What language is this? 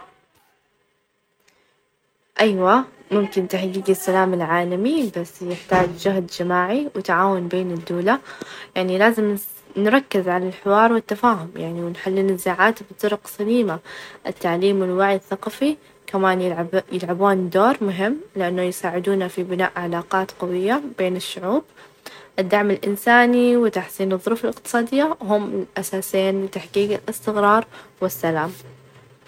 Najdi Arabic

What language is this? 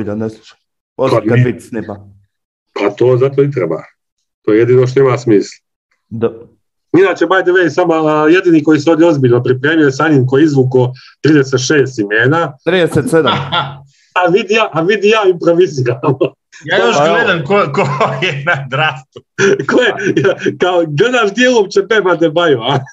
Croatian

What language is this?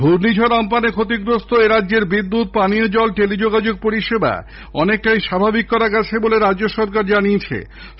Bangla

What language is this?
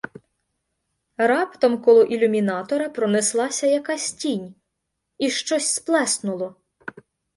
Ukrainian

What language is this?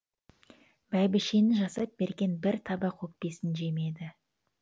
Kazakh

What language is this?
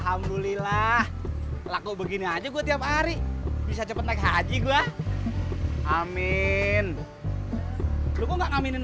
Indonesian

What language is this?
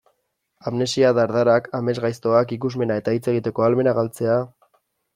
Basque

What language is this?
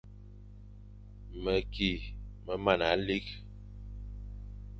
Fang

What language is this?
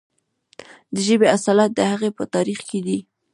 Pashto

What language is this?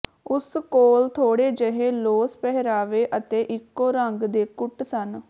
Punjabi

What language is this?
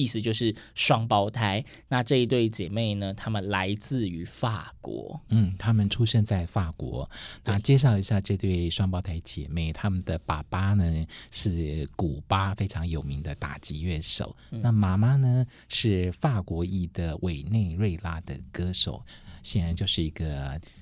Chinese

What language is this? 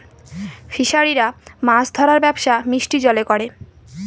Bangla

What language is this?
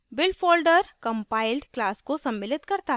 Hindi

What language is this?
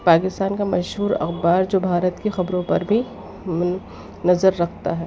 Urdu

